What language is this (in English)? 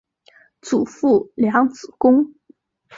Chinese